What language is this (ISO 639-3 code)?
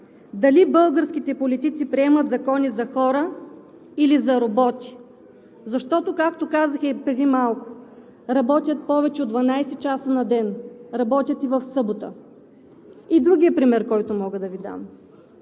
bul